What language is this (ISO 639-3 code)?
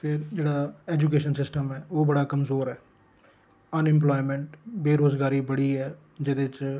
doi